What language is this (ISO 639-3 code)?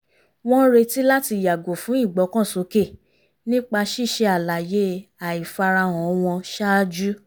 yor